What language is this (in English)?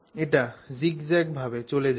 Bangla